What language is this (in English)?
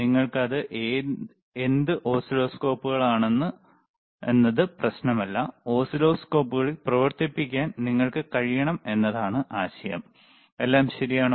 Malayalam